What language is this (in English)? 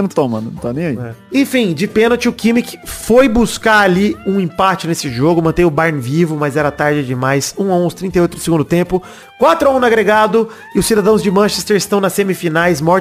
Portuguese